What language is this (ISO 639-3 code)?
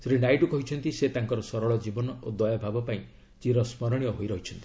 ori